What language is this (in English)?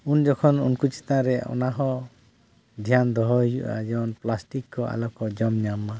Santali